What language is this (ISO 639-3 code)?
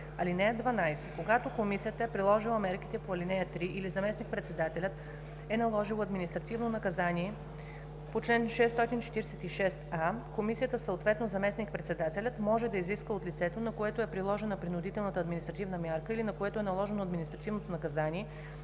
bul